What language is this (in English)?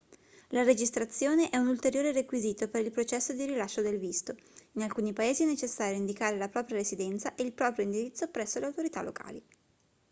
Italian